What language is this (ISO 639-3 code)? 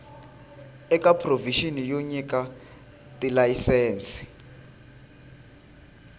tso